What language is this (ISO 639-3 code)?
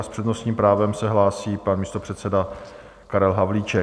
ces